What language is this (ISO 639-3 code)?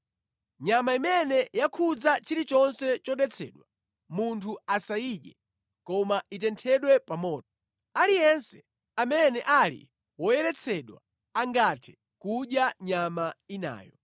nya